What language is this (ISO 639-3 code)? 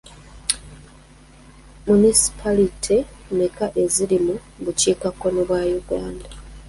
lug